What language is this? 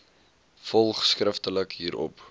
Afrikaans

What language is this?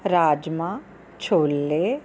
Punjabi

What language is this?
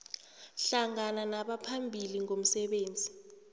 South Ndebele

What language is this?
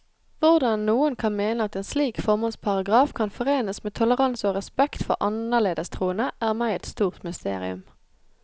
Norwegian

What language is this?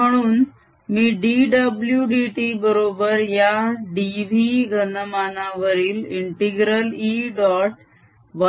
Marathi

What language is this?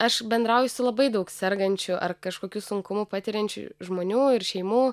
Lithuanian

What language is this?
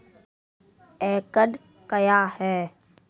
Maithili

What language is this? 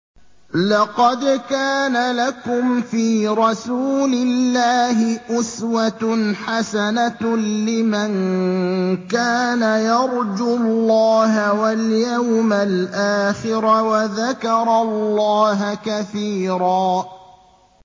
Arabic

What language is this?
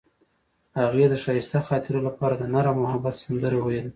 Pashto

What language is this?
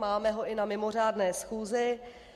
Czech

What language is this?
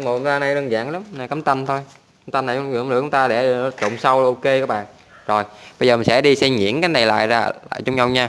Vietnamese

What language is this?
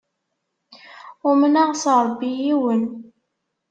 Kabyle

